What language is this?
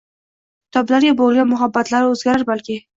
Uzbek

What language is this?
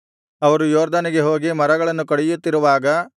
Kannada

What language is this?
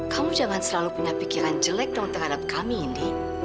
Indonesian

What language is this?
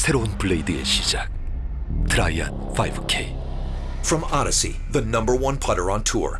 Korean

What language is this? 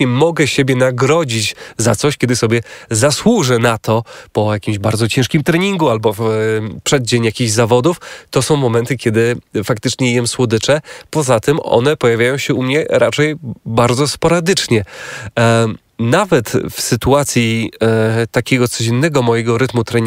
Polish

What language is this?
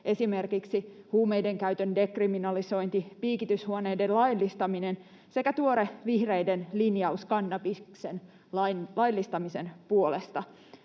Finnish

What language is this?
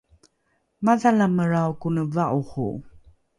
Rukai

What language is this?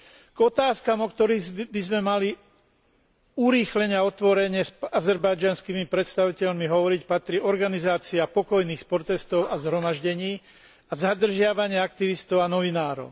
Slovak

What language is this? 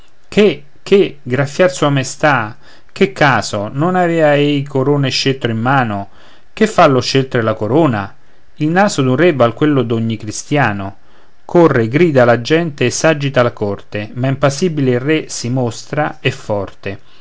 Italian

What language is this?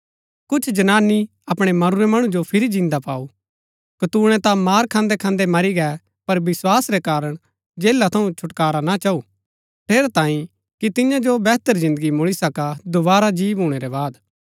Gaddi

